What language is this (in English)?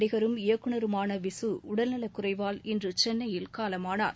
Tamil